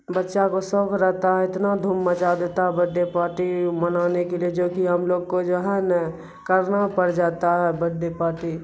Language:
Urdu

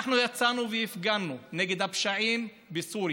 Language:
Hebrew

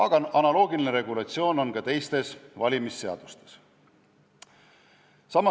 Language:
Estonian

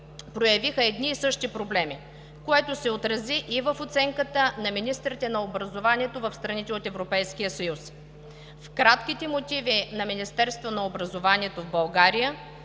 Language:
Bulgarian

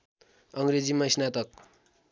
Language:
Nepali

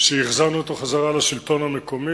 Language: Hebrew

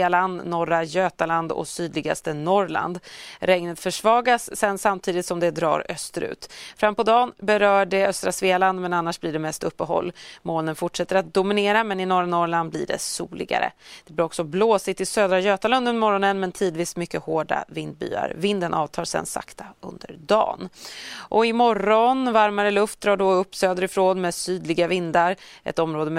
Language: Swedish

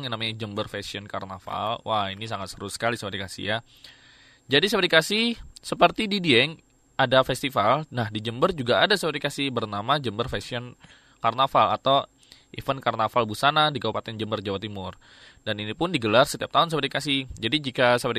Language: Indonesian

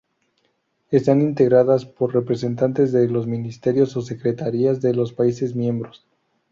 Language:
Spanish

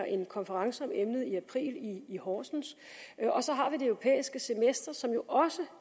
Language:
Danish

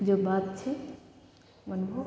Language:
Maithili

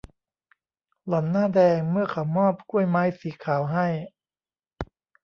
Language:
Thai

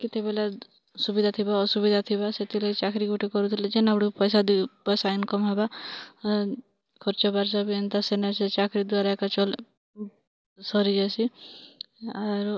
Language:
Odia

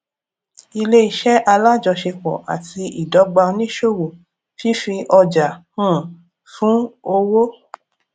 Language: Yoruba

